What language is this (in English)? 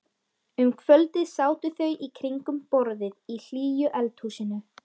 Icelandic